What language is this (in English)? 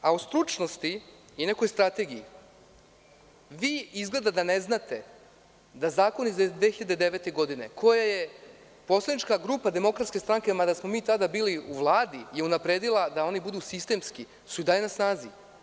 Serbian